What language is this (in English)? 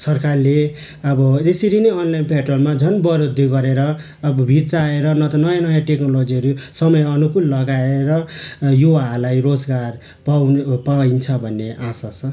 Nepali